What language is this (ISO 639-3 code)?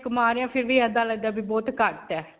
pan